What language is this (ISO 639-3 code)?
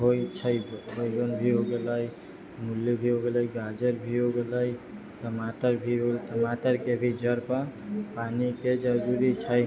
mai